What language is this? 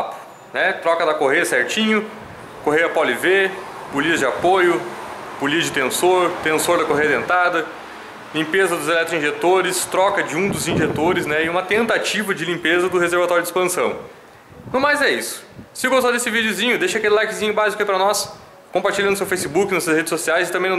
Portuguese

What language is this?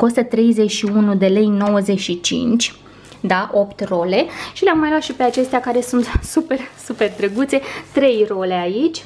Romanian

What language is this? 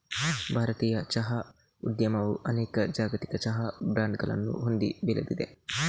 Kannada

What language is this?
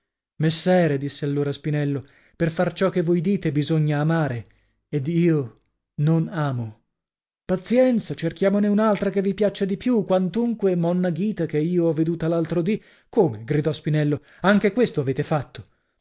Italian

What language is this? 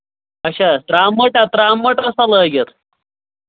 Kashmiri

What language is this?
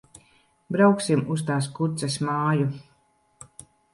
Latvian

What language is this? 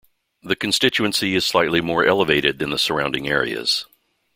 English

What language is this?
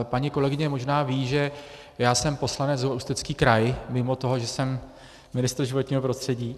Czech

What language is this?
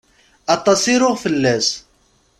Kabyle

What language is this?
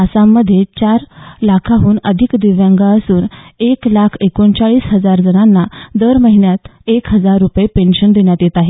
Marathi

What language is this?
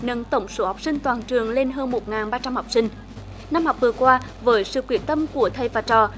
Vietnamese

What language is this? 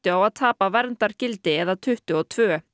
Icelandic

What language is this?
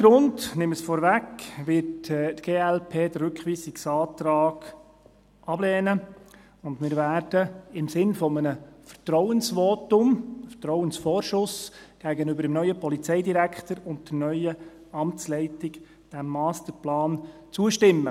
Swiss German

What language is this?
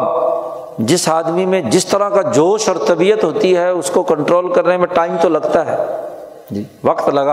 Urdu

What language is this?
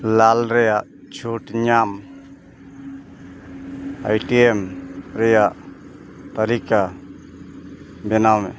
Santali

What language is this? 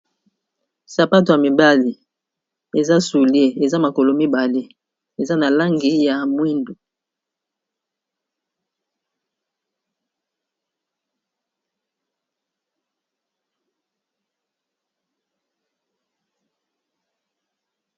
Lingala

